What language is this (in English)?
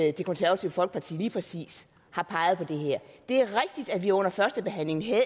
Danish